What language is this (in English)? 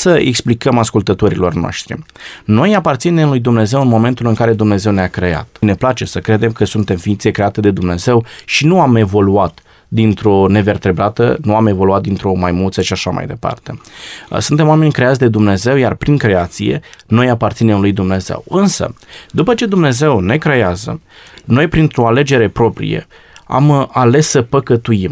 Romanian